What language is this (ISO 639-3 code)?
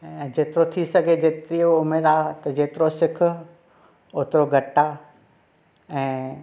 snd